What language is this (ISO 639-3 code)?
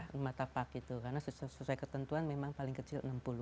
ind